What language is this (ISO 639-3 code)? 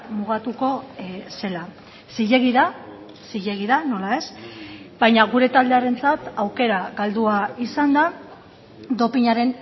eus